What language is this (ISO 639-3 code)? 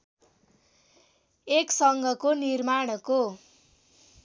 nep